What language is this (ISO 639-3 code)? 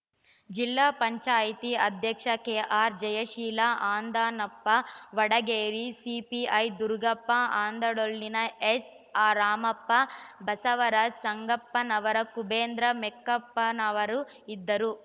kan